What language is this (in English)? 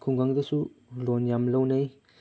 Manipuri